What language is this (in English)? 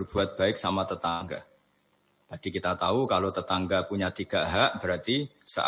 Indonesian